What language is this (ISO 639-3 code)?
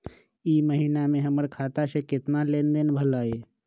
mag